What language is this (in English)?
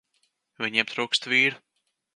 Latvian